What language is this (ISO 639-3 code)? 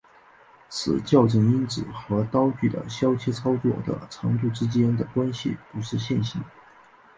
zho